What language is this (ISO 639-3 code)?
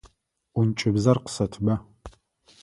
ady